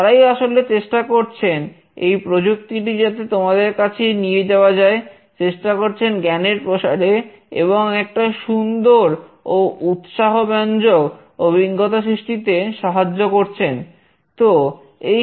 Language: Bangla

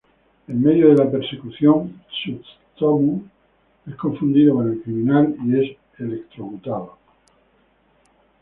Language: Spanish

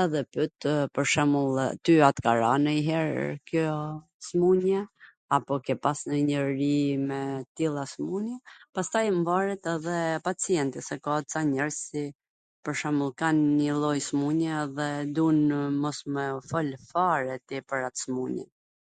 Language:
Gheg Albanian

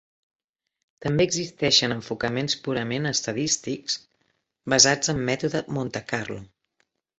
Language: Catalan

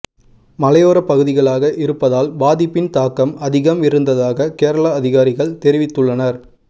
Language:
Tamil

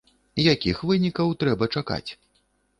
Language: Belarusian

